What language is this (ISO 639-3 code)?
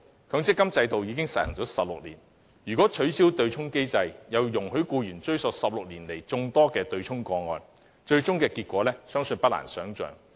yue